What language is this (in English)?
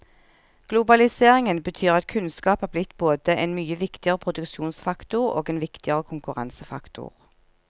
Norwegian